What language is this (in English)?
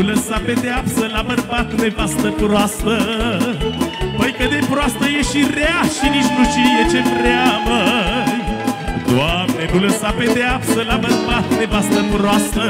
Romanian